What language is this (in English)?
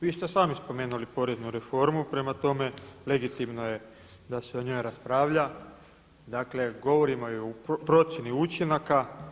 Croatian